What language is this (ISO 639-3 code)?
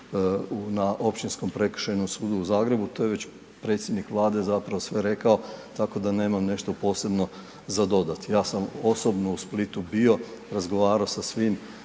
hrv